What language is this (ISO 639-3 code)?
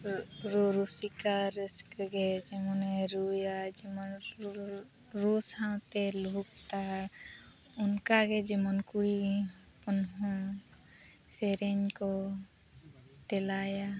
sat